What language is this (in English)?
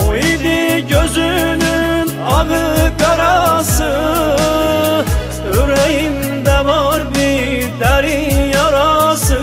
Turkish